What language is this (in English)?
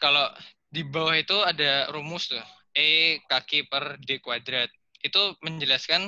Indonesian